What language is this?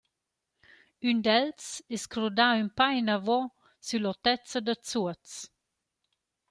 Romansh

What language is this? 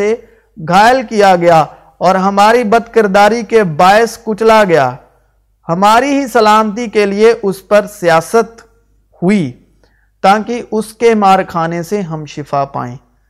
Urdu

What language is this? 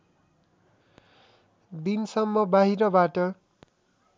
Nepali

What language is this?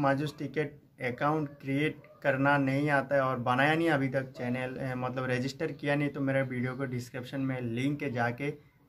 Hindi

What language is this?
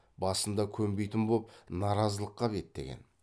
Kazakh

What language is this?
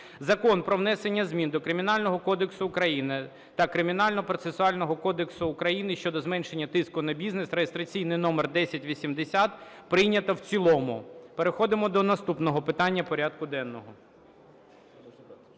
Ukrainian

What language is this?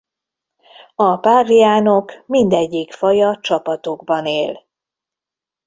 Hungarian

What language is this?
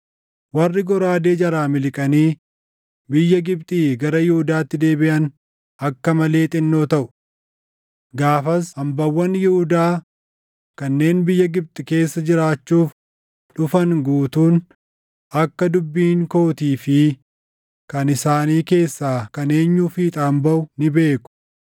Oromo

